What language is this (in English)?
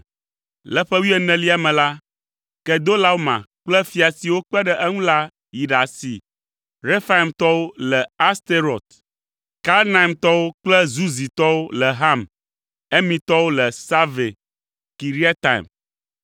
Ewe